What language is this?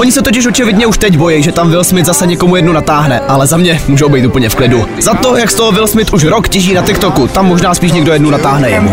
Czech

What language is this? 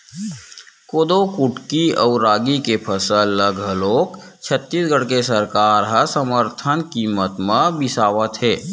Chhattisgarhi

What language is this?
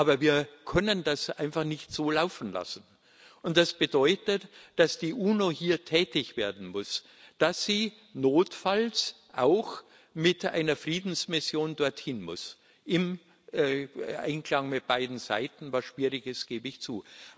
German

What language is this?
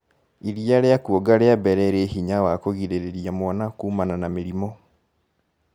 Kikuyu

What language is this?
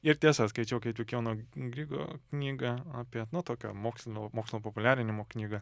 Lithuanian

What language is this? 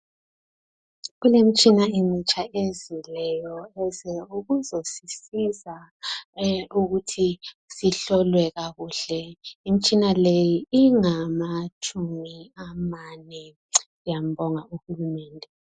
North Ndebele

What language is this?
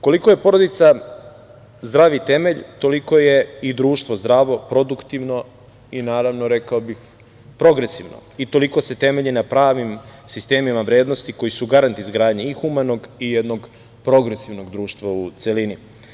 Serbian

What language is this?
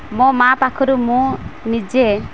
Odia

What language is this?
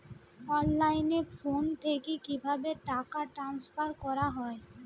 Bangla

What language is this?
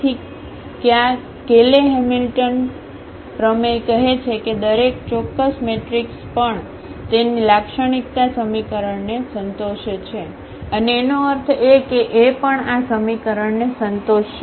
Gujarati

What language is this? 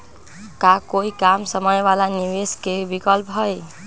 Magahi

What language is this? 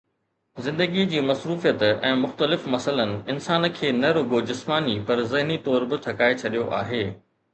Sindhi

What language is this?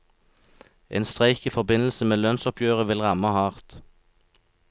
Norwegian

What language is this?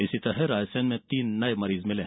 Hindi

